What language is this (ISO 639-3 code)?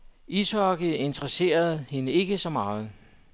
dan